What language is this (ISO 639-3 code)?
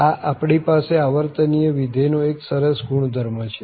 guj